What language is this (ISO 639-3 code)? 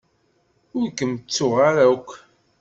kab